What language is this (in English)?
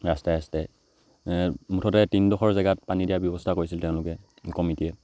Assamese